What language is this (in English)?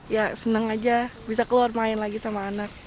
Indonesian